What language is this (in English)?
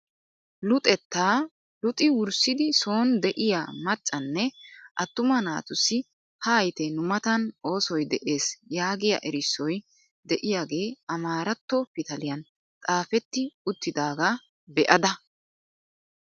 Wolaytta